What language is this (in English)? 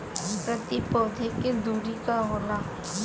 Bhojpuri